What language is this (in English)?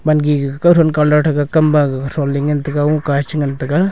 Wancho Naga